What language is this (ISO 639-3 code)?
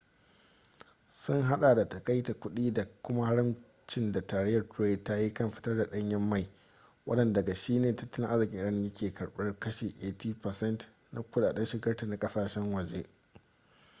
hau